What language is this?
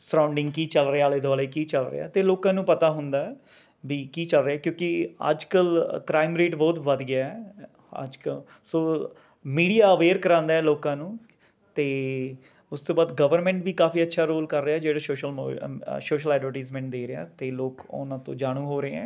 Punjabi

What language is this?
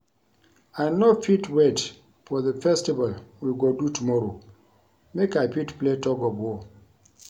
Nigerian Pidgin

